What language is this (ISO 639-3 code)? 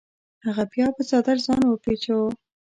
pus